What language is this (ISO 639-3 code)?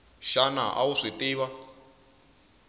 tso